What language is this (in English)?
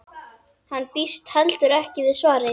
Icelandic